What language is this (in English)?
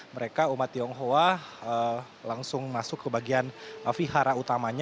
Indonesian